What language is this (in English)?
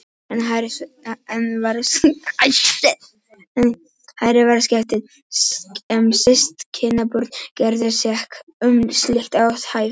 Icelandic